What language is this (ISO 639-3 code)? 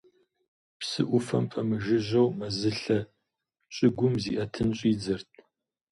kbd